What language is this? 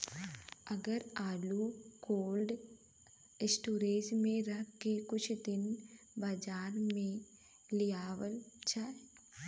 Bhojpuri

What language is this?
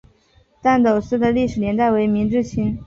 Chinese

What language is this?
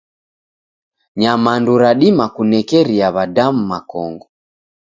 Taita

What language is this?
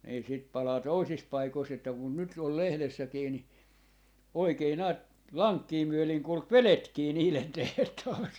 Finnish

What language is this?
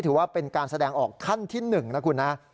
Thai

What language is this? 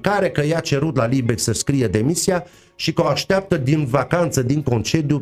Romanian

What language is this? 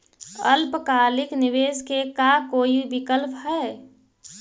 Magahi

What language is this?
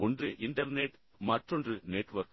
Tamil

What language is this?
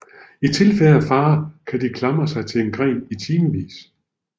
Danish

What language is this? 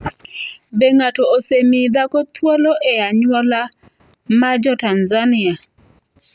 Luo (Kenya and Tanzania)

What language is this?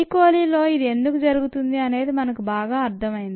Telugu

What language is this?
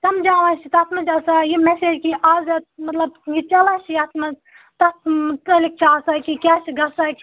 Kashmiri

